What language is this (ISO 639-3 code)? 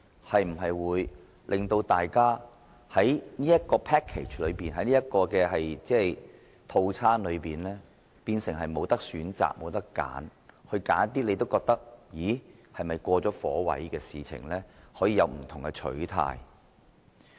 yue